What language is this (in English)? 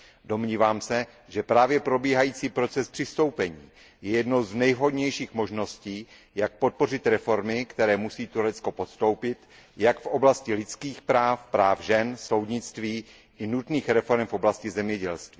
Czech